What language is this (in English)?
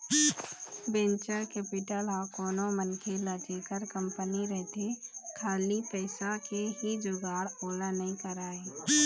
Chhattisgarhi